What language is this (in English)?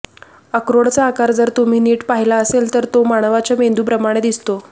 Marathi